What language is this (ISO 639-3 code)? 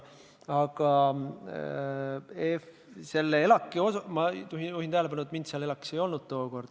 est